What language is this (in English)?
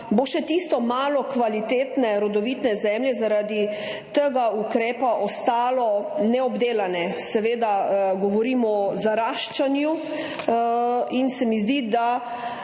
Slovenian